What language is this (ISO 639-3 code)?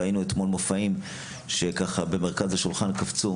heb